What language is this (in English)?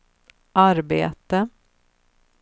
Swedish